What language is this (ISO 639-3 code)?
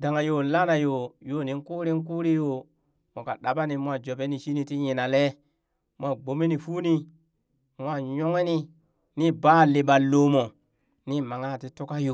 bys